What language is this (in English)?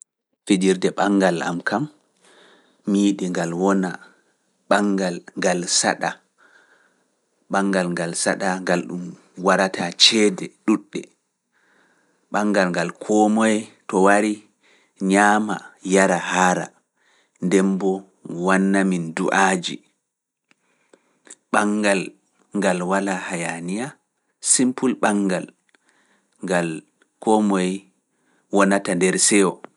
Fula